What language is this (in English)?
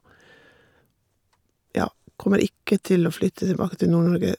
Norwegian